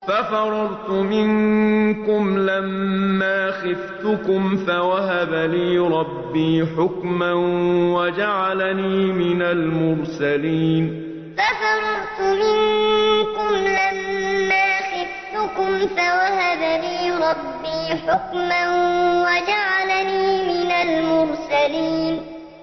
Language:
Arabic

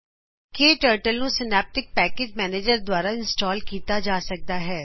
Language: Punjabi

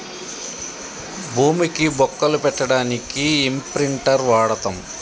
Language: Telugu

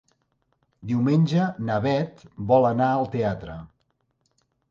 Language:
Catalan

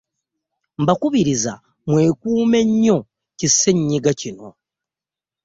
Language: Ganda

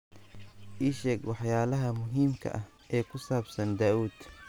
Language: Somali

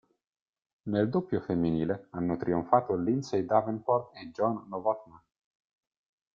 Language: Italian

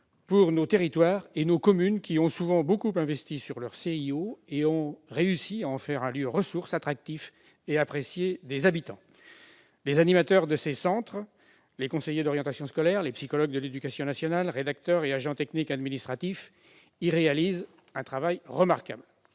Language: French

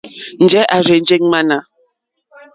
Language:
Mokpwe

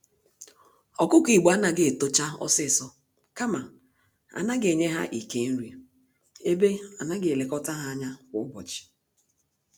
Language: Igbo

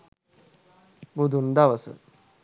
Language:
Sinhala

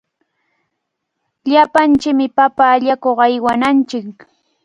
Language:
Cajatambo North Lima Quechua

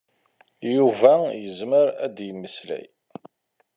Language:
Kabyle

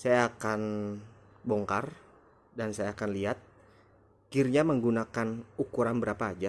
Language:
Indonesian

